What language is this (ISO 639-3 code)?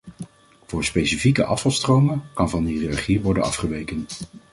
nld